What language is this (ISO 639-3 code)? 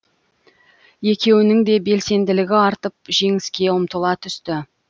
kaz